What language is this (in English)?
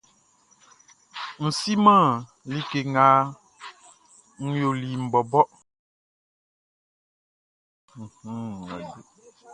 Baoulé